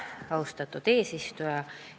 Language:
Estonian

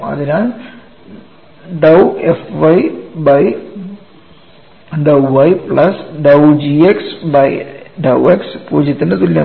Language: Malayalam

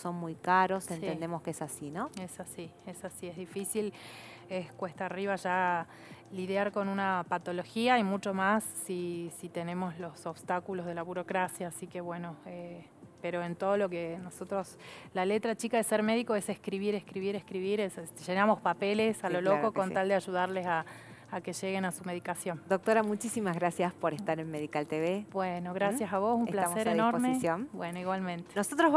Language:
Spanish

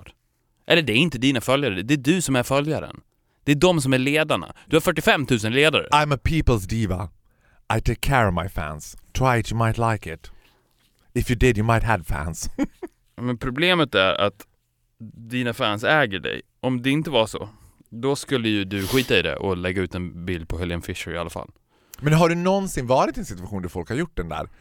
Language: Swedish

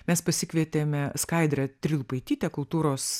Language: Lithuanian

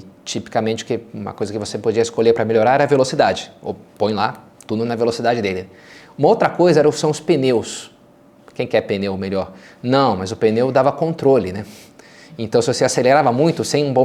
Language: Portuguese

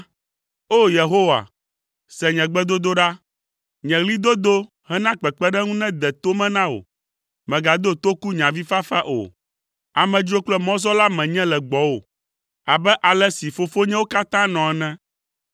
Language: Ewe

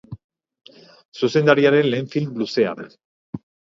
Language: Basque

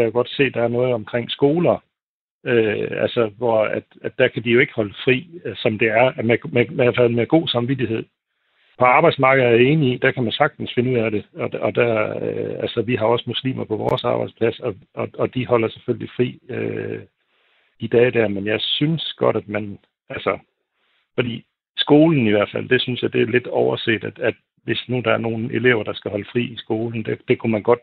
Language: Danish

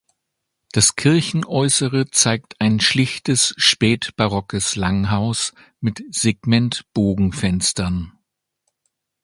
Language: German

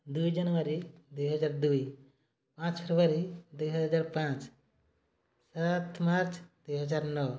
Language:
Odia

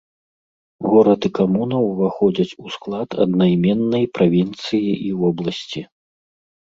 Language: Belarusian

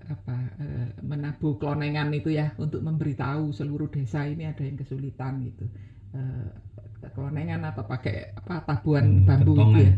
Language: Indonesian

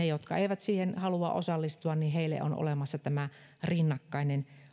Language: Finnish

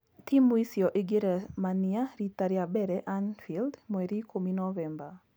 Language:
Kikuyu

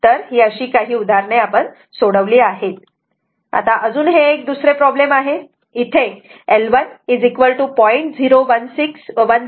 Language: Marathi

